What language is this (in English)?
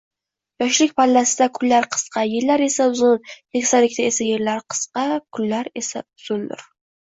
Uzbek